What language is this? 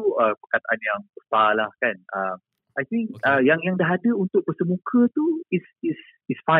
Malay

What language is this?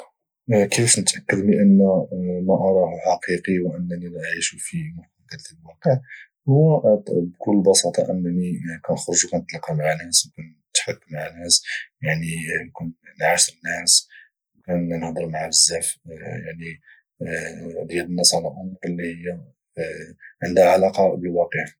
Moroccan Arabic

